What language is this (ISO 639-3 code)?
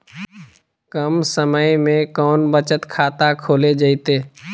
mag